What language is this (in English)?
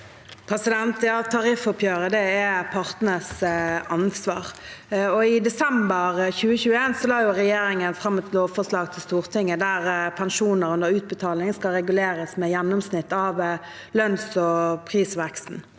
Norwegian